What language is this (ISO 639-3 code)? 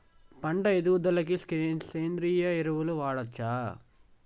tel